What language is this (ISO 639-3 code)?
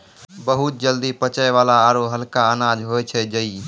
mai